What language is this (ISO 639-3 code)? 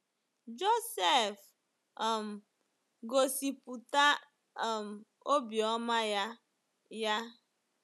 ibo